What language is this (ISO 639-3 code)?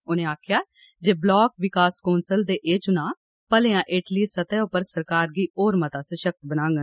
doi